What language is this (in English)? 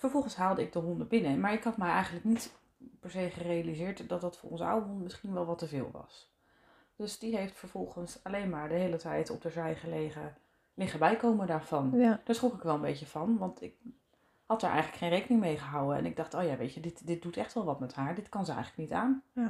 Dutch